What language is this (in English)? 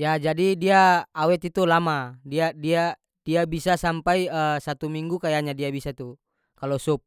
North Moluccan Malay